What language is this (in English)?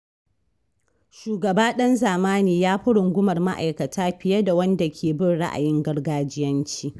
Hausa